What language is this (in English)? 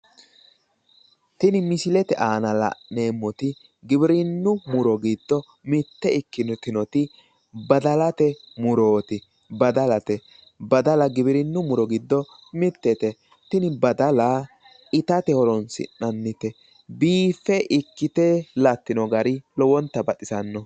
Sidamo